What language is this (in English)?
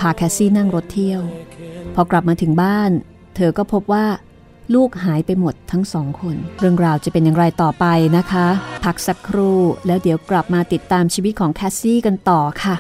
Thai